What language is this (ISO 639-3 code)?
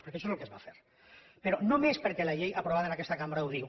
cat